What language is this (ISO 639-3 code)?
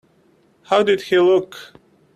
eng